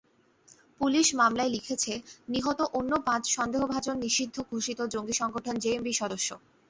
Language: Bangla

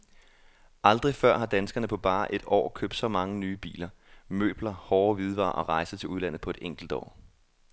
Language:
Danish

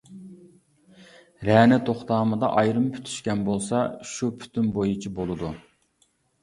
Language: Uyghur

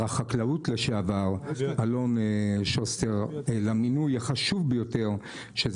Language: Hebrew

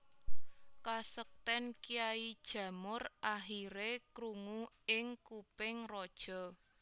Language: Javanese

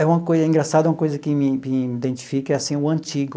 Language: Portuguese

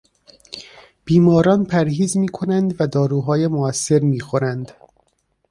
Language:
Persian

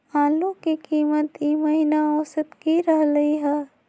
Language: Magahi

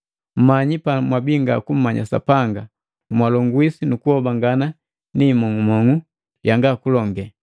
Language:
Matengo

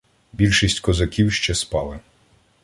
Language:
Ukrainian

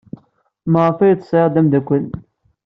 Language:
Kabyle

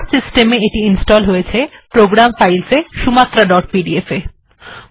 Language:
Bangla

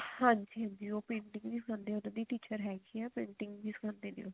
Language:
Punjabi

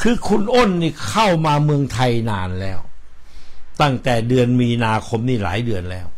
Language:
Thai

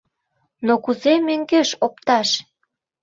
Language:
Mari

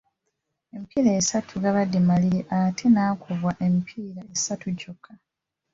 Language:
Ganda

